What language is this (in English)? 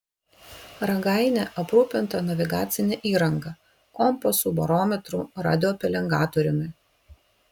Lithuanian